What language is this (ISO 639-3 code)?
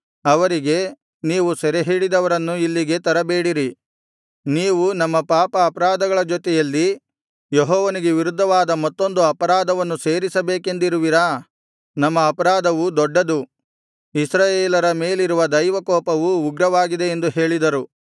kan